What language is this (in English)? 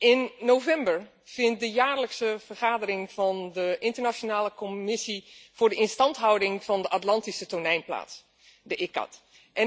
Dutch